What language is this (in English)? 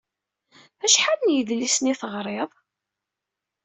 Kabyle